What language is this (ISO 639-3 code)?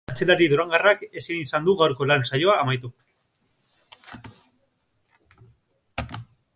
eus